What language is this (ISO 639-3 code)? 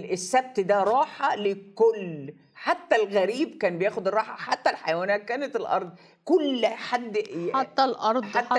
ara